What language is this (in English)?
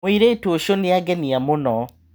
Kikuyu